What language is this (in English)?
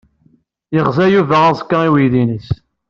Kabyle